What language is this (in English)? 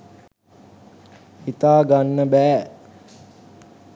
Sinhala